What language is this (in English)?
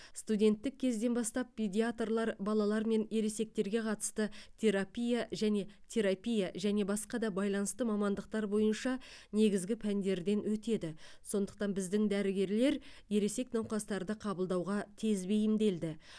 Kazakh